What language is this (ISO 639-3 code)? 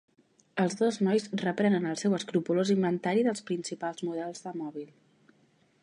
cat